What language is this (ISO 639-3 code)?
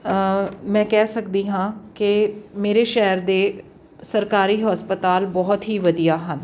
pan